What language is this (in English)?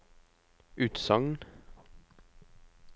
Norwegian